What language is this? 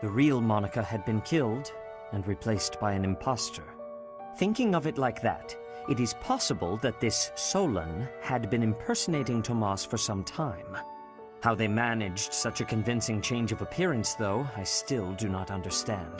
Polish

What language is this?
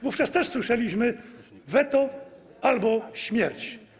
Polish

